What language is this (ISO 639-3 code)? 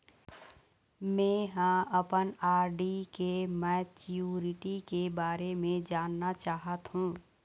hne